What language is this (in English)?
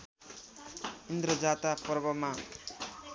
Nepali